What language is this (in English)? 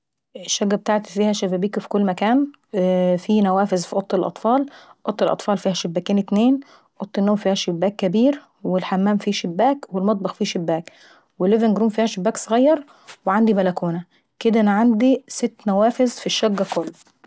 Saidi Arabic